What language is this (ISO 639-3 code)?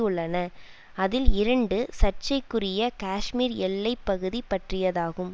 tam